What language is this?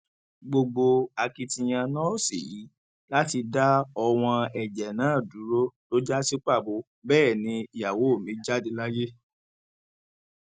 Yoruba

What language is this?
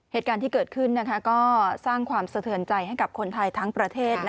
Thai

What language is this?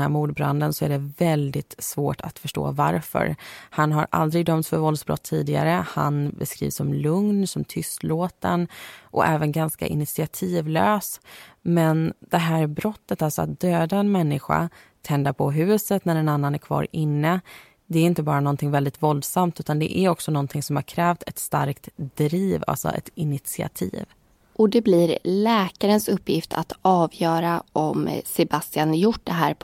Swedish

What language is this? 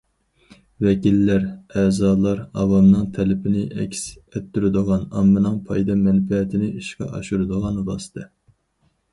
Uyghur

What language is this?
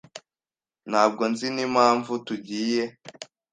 Kinyarwanda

